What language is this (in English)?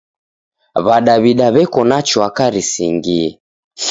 Taita